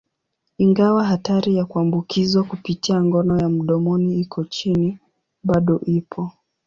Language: Swahili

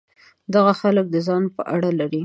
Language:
Pashto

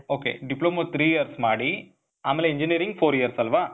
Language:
Kannada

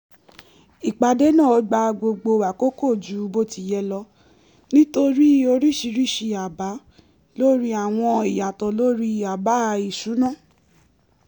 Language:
Yoruba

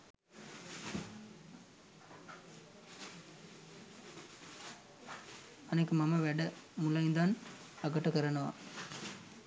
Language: Sinhala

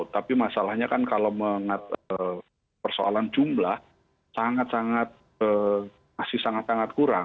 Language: Indonesian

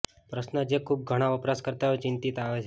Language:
Gujarati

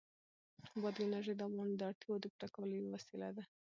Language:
Pashto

